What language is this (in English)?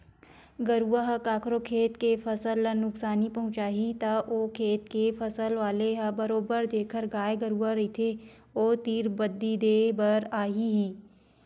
Chhattisgarhi